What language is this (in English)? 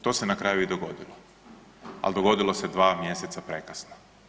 Croatian